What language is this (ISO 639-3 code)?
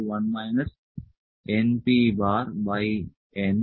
mal